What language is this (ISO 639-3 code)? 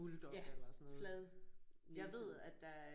dan